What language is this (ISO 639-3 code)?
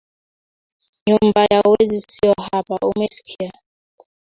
kln